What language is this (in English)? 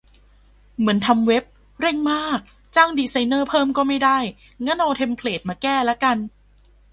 Thai